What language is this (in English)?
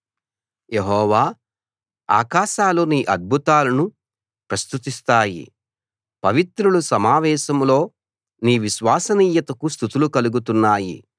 Telugu